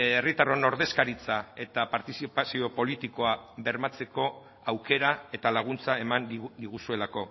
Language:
Basque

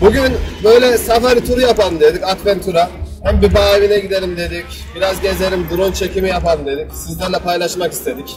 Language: Turkish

